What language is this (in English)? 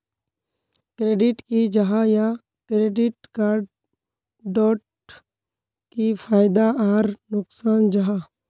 Magahi